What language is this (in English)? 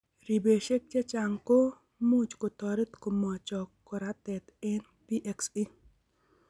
Kalenjin